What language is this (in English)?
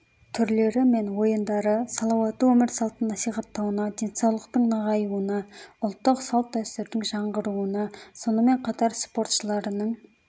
Kazakh